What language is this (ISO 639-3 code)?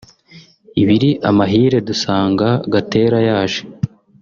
kin